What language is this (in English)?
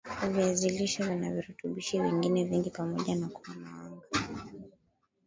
Swahili